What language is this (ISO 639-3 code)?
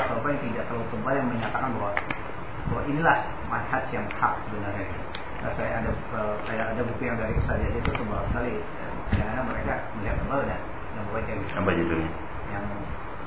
ind